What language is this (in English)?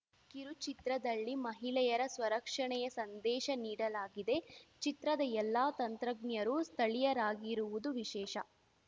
Kannada